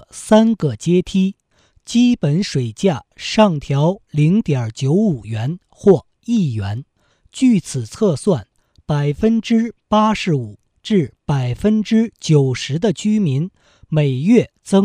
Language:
Chinese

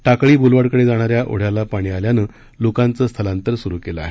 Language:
Marathi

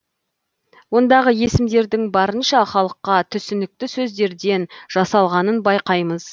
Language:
Kazakh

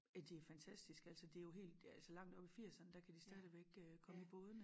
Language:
Danish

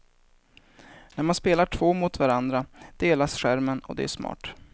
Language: Swedish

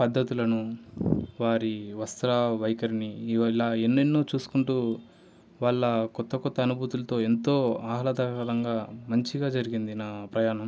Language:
Telugu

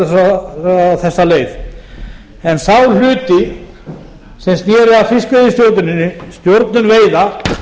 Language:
Icelandic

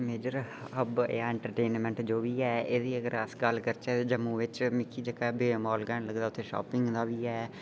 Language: Dogri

